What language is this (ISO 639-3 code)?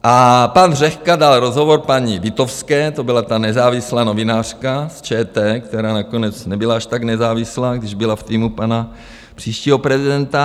ces